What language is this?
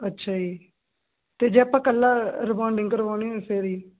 Punjabi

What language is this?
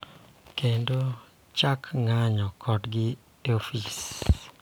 Luo (Kenya and Tanzania)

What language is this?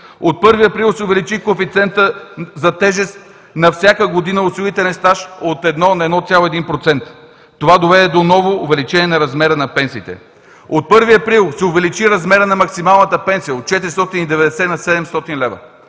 Bulgarian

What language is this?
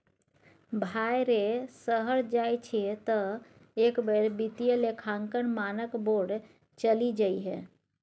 Maithili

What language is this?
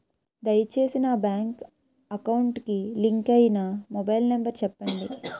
Telugu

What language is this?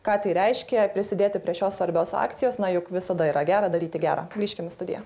Lithuanian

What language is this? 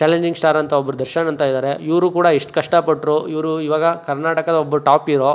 Kannada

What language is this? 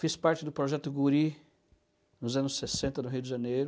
Portuguese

